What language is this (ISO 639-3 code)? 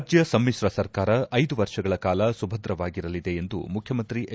kan